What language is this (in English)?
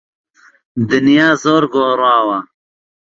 Central Kurdish